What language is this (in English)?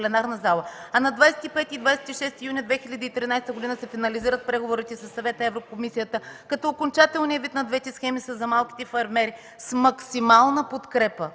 Bulgarian